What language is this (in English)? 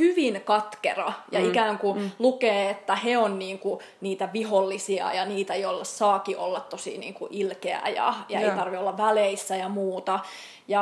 Finnish